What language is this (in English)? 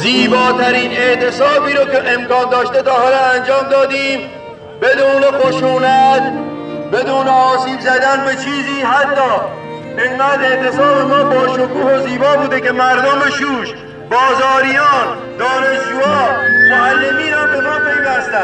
Persian